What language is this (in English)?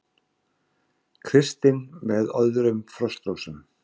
Icelandic